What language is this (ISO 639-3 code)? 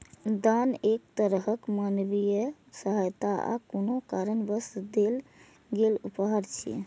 mai